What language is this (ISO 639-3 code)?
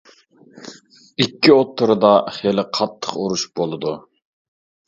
uig